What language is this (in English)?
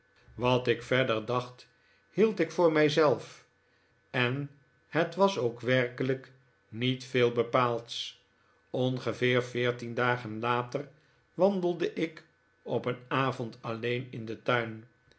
Dutch